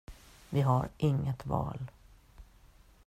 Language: Swedish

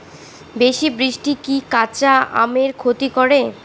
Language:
Bangla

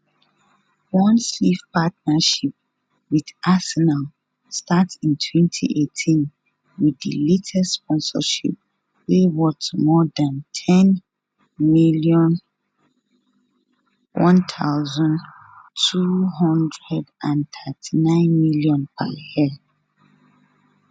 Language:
Nigerian Pidgin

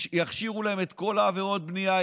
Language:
Hebrew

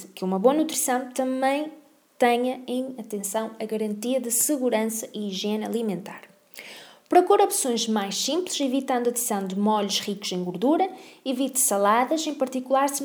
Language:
Portuguese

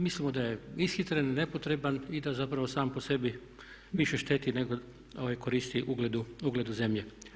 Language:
Croatian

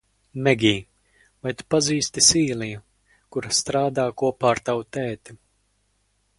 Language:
Latvian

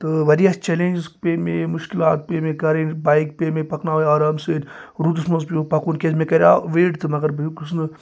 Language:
Kashmiri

